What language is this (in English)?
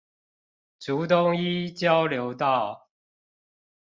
Chinese